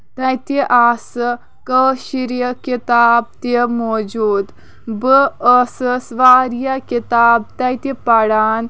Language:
Kashmiri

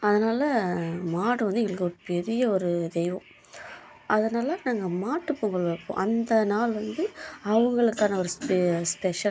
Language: Tamil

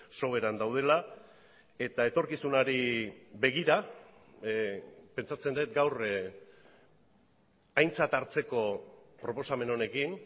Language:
Basque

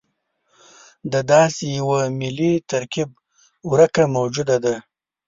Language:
Pashto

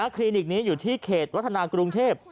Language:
Thai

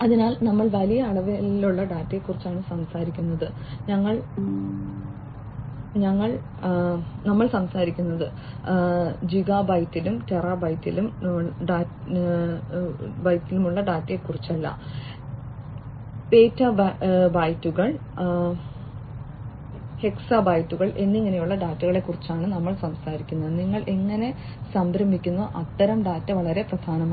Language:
Malayalam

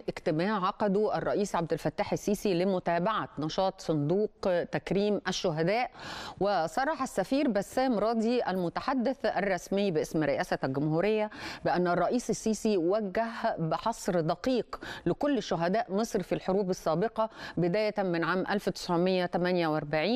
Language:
Arabic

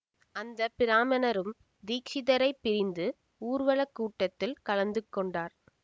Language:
Tamil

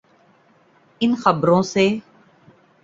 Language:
Urdu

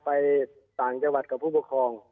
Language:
Thai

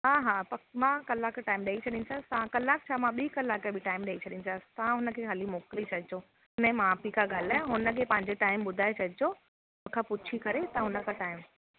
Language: Sindhi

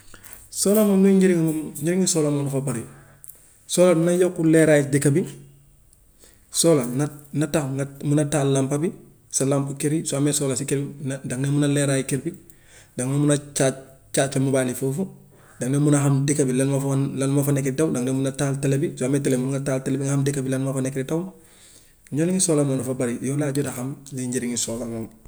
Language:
Gambian Wolof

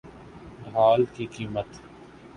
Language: Urdu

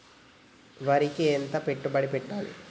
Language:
Telugu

